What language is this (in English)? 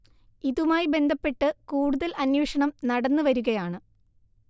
Malayalam